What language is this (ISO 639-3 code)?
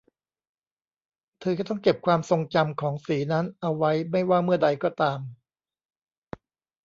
tha